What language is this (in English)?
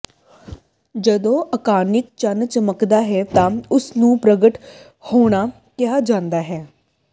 Punjabi